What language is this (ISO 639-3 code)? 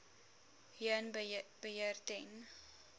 afr